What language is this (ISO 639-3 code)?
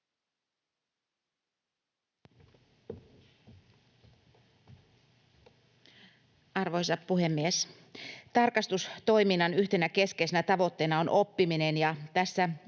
fin